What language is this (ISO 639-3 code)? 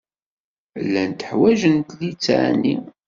kab